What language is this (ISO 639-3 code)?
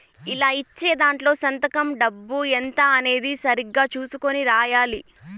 tel